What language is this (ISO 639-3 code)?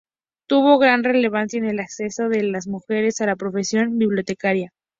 spa